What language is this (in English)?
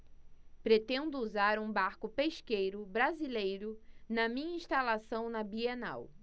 Portuguese